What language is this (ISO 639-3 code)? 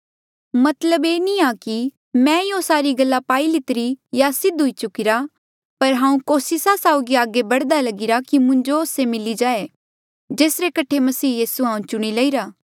mjl